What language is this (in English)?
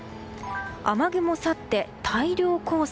Japanese